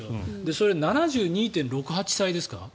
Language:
Japanese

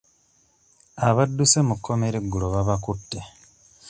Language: Ganda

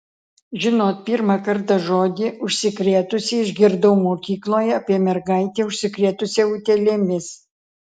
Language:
Lithuanian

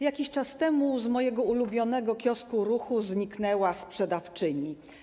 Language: Polish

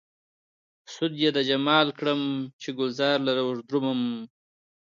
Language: Pashto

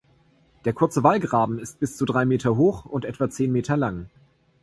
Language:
German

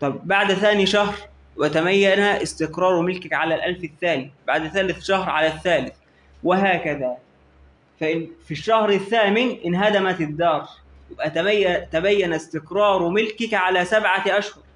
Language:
Arabic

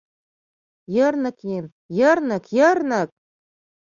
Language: Mari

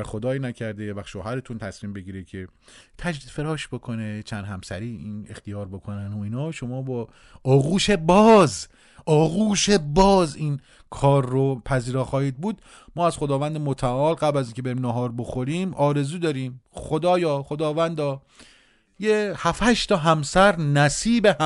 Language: Persian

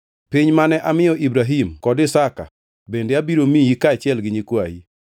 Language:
Luo (Kenya and Tanzania)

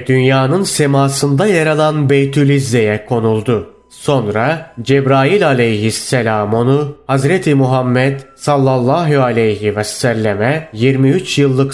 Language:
Turkish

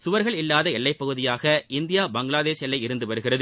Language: Tamil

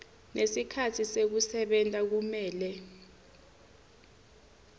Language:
Swati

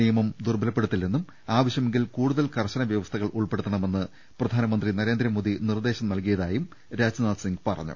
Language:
Malayalam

